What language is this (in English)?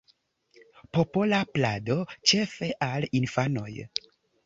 Esperanto